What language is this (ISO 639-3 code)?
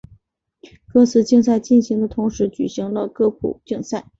zho